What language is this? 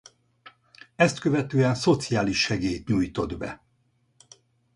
Hungarian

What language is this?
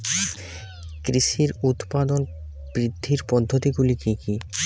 Bangla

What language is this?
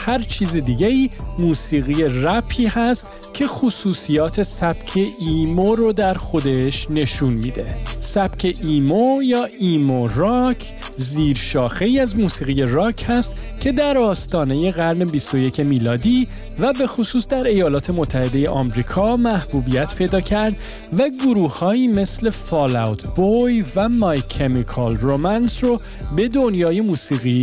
Persian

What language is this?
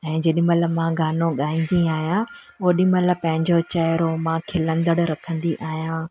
Sindhi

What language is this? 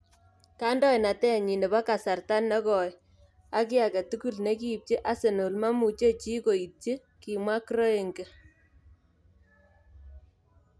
Kalenjin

